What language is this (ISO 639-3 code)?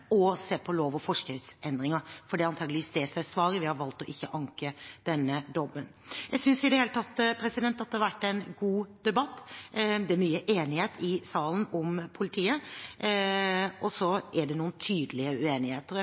nob